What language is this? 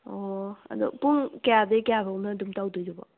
Manipuri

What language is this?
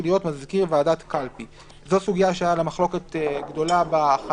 Hebrew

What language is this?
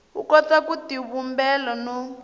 Tsonga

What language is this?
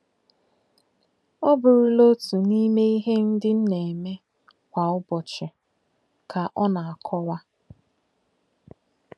Igbo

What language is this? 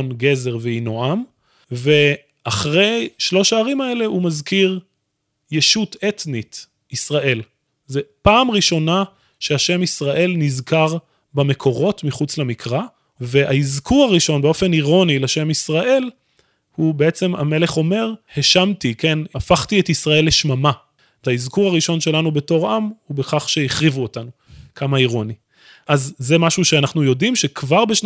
Hebrew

